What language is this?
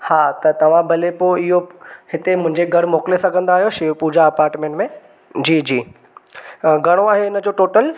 Sindhi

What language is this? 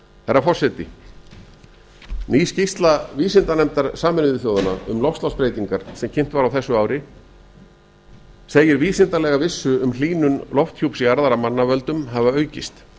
Icelandic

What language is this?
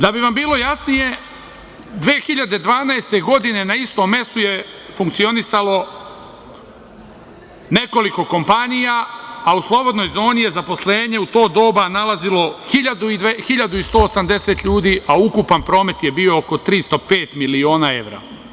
Serbian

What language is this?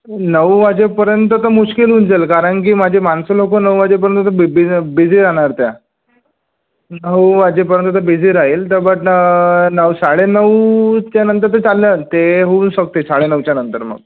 Marathi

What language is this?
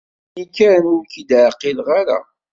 Kabyle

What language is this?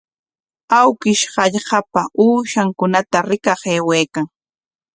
Corongo Ancash Quechua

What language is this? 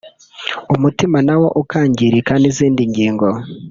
Kinyarwanda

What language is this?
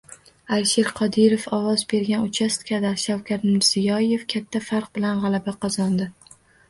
Uzbek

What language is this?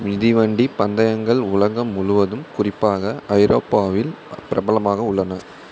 Tamil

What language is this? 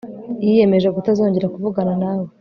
Kinyarwanda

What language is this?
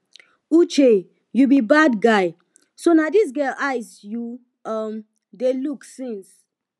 Nigerian Pidgin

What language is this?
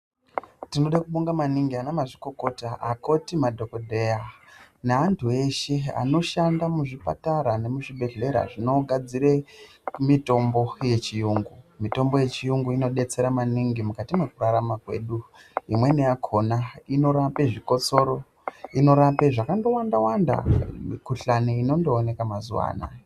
Ndau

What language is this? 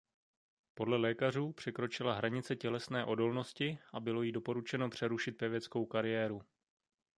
Czech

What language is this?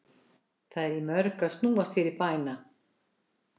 Icelandic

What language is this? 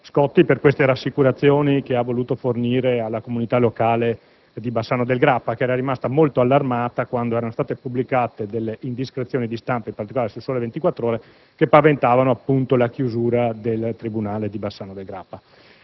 Italian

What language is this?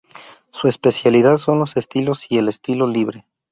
Spanish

